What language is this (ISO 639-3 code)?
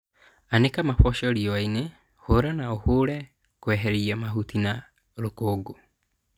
kik